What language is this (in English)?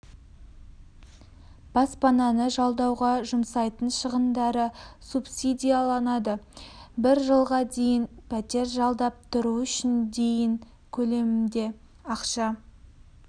Kazakh